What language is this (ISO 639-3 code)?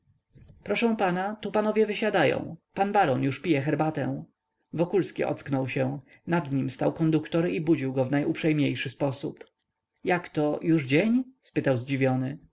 pol